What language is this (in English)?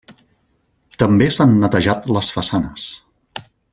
Catalan